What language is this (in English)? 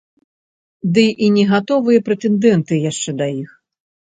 Belarusian